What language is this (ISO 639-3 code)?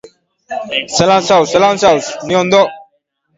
eus